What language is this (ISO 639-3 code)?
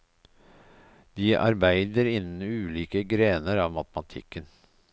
nor